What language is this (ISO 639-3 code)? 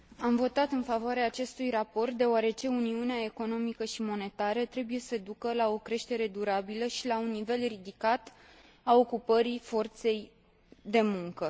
ron